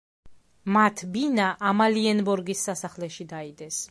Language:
Georgian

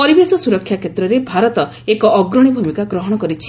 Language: Odia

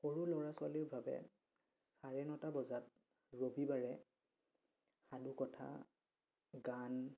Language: Assamese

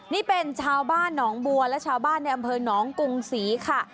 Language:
Thai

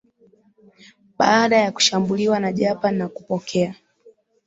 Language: Swahili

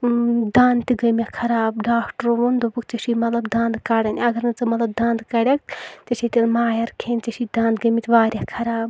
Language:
Kashmiri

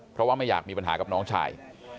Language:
Thai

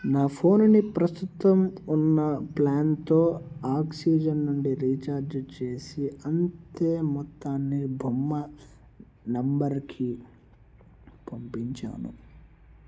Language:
Telugu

